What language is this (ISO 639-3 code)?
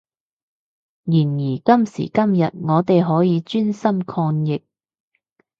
yue